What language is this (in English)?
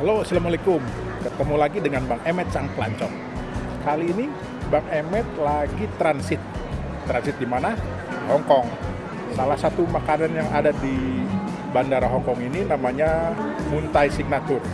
Indonesian